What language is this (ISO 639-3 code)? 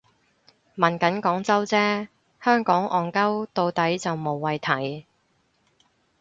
yue